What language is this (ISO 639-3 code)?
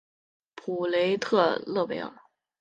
zho